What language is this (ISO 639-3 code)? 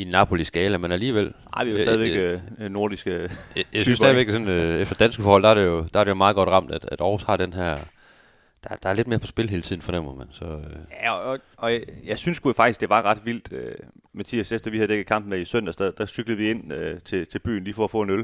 dan